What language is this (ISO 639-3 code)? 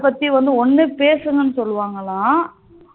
tam